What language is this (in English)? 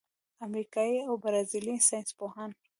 Pashto